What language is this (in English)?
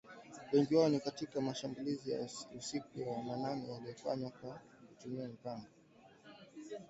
Swahili